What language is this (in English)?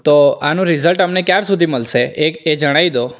Gujarati